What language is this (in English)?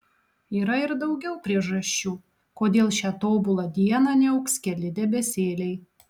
Lithuanian